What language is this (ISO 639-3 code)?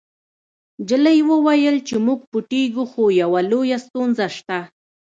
pus